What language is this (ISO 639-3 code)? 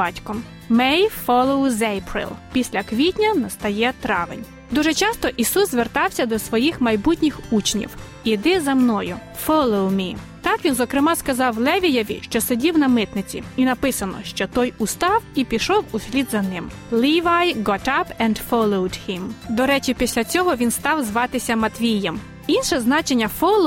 ukr